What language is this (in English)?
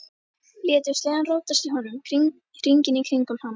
Icelandic